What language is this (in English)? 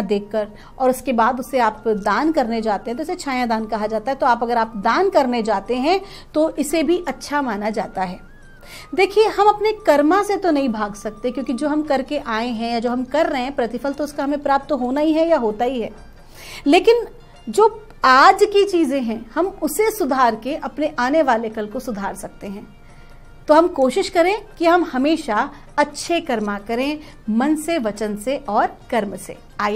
Hindi